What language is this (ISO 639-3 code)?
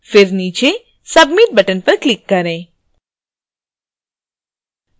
hin